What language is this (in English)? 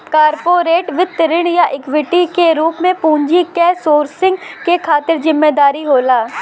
Bhojpuri